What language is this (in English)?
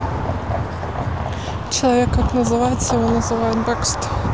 Russian